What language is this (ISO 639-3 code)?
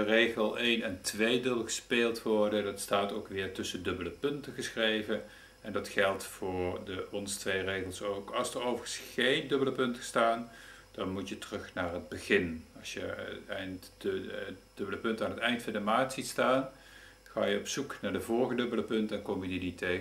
nld